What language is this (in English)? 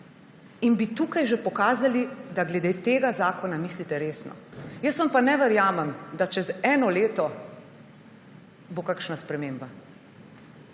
Slovenian